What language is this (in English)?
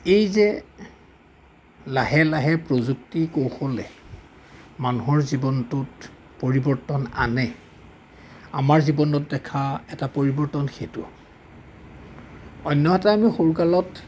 Assamese